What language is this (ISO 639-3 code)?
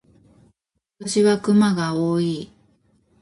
jpn